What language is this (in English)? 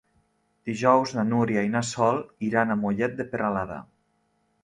Catalan